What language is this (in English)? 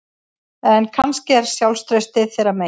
Icelandic